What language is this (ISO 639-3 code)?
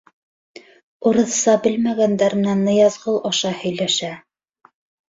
bak